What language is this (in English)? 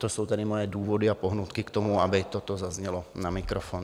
Czech